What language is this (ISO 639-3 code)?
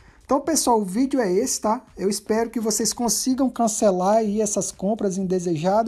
por